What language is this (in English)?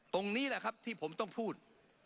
Thai